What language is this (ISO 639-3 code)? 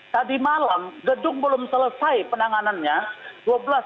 ind